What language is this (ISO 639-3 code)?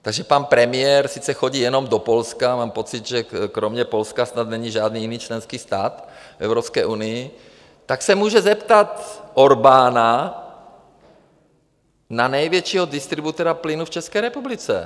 ces